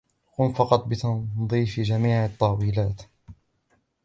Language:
Arabic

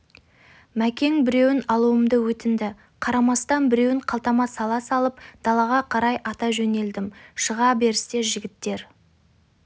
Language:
Kazakh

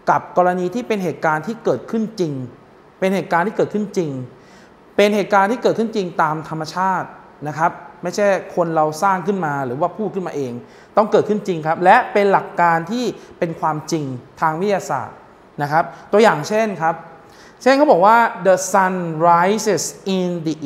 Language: Thai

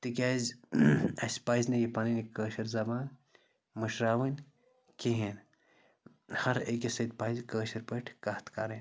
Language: Kashmiri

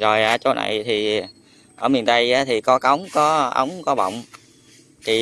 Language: Vietnamese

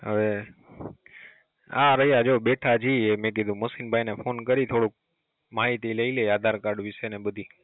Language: Gujarati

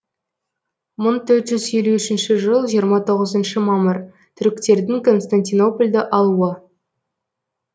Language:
Kazakh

